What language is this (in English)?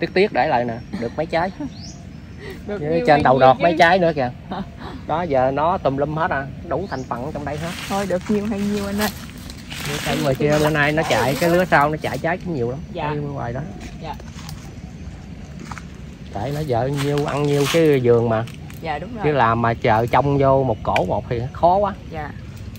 Vietnamese